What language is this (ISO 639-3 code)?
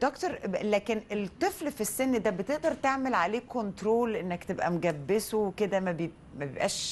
ara